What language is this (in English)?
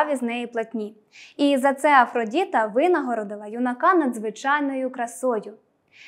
Ukrainian